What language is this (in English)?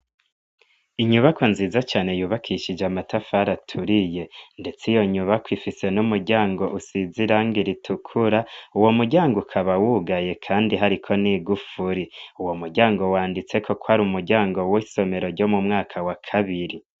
Rundi